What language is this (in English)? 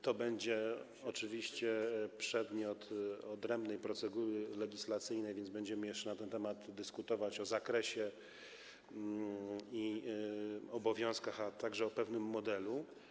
Polish